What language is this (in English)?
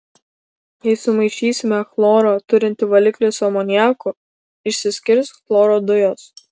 Lithuanian